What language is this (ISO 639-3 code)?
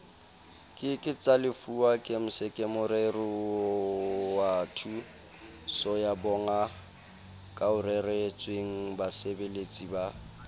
sot